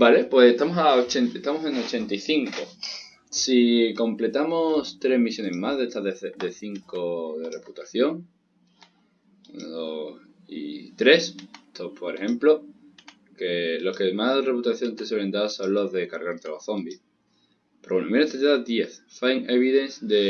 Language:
Spanish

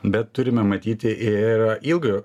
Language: Lithuanian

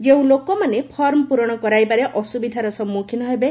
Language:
Odia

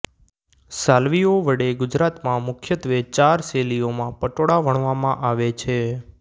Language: Gujarati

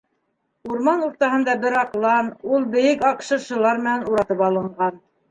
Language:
Bashkir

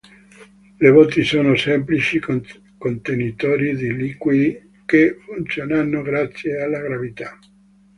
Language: Italian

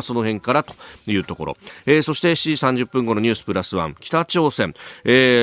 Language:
Japanese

